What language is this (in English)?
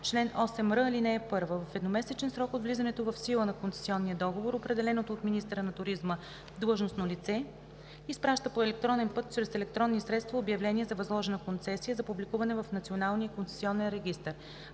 Bulgarian